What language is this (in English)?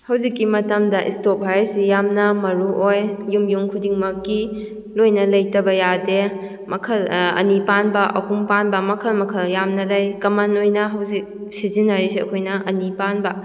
Manipuri